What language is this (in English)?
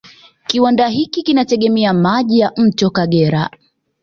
Swahili